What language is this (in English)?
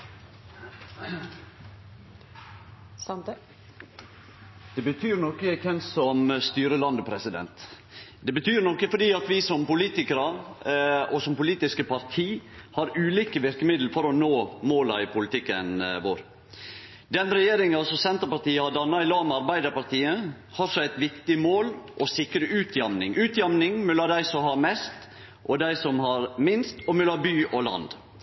Norwegian